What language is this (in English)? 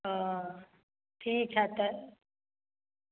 Maithili